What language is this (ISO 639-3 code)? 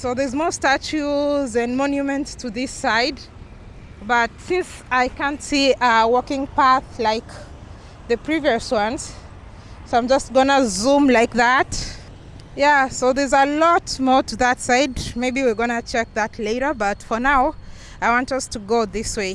eng